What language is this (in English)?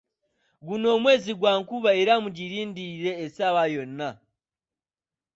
Ganda